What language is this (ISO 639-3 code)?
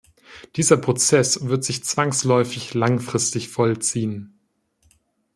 deu